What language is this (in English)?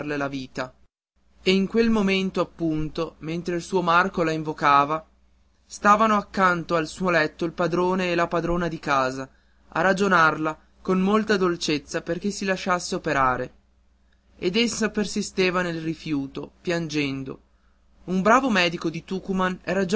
Italian